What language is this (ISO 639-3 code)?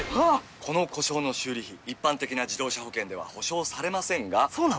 jpn